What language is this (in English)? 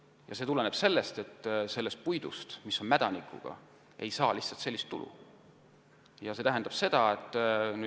Estonian